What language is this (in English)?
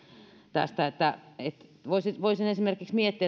Finnish